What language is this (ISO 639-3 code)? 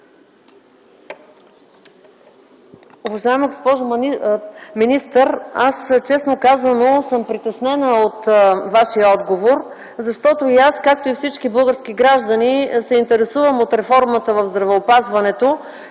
bul